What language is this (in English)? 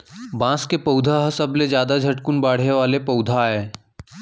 Chhattisgarhi